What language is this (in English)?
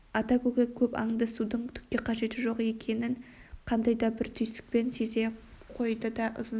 Kazakh